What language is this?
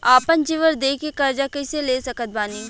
Bhojpuri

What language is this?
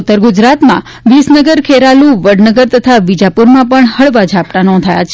Gujarati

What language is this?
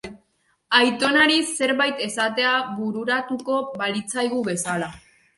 Basque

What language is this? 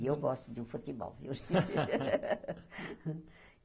Portuguese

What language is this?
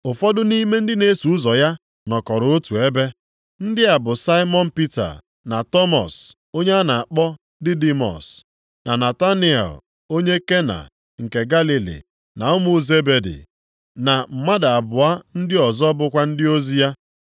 Igbo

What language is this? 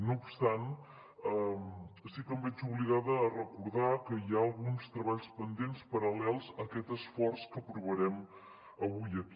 Catalan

